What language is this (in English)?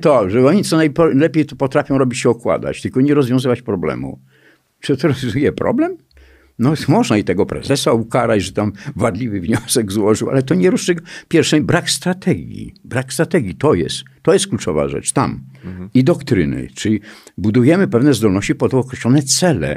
Polish